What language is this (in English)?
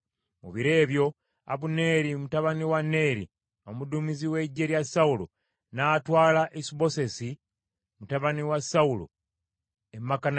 Ganda